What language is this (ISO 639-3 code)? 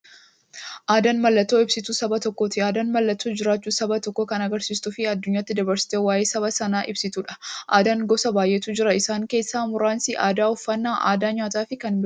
orm